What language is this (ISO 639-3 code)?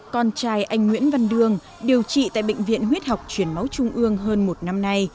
vie